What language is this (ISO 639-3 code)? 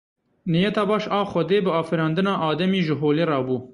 kur